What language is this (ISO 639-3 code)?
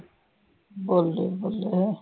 pan